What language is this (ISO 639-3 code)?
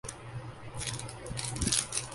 urd